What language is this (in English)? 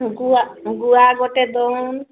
Odia